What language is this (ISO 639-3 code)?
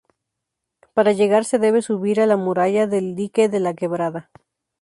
spa